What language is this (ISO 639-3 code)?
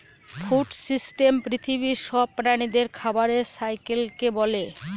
ben